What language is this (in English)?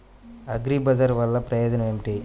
Telugu